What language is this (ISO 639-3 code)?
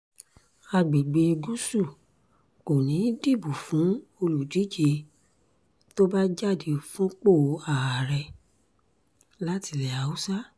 yor